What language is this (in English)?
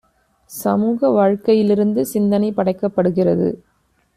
Tamil